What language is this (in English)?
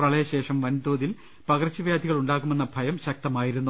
Malayalam